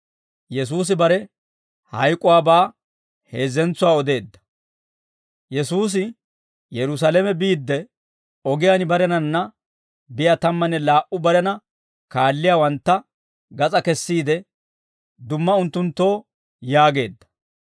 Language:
Dawro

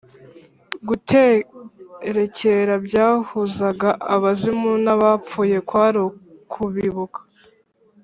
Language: Kinyarwanda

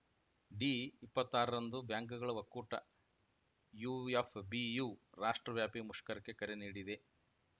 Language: Kannada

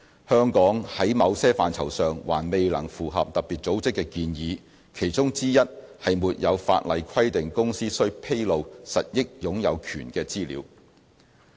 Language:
Cantonese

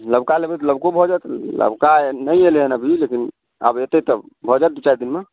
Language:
Maithili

